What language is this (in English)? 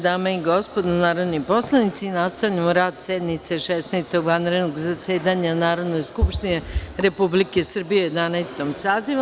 Serbian